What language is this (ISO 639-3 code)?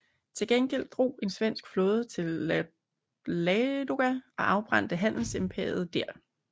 dan